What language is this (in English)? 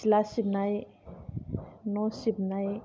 Bodo